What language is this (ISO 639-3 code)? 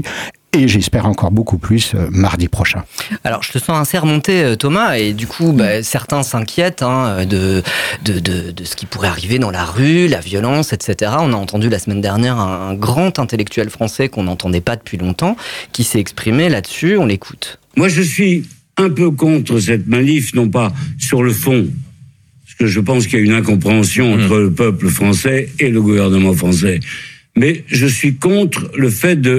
fra